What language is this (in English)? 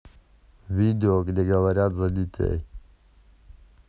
Russian